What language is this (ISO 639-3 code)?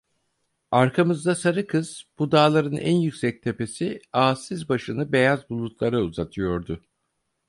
tur